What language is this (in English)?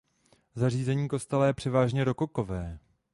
Czech